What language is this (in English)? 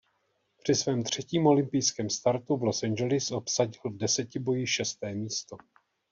Czech